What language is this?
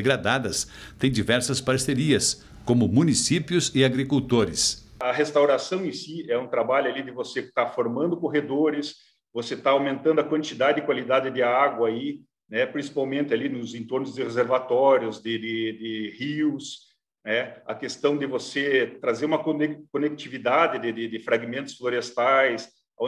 Portuguese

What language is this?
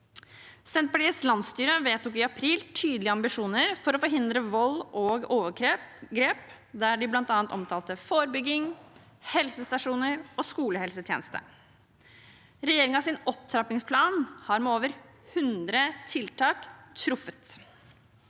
Norwegian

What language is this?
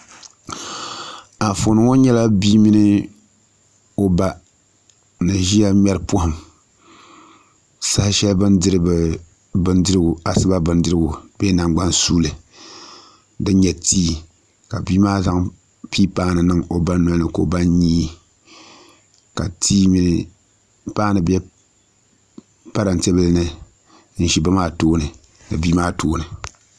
Dagbani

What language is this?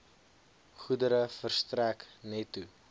Afrikaans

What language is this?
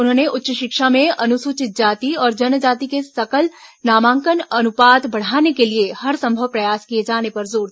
Hindi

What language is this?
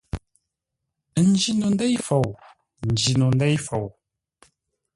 Ngombale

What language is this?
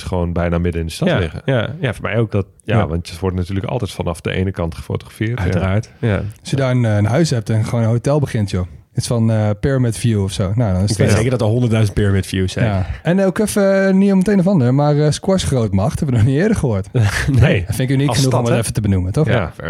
Dutch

